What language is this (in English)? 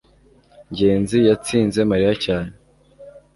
Kinyarwanda